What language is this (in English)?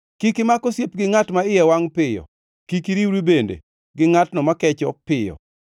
Luo (Kenya and Tanzania)